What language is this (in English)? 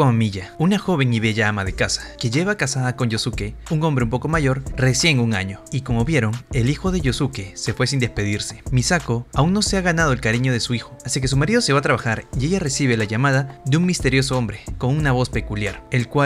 Spanish